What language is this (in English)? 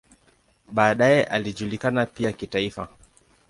Swahili